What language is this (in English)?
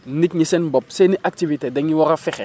Wolof